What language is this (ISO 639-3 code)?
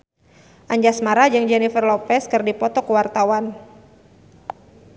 sun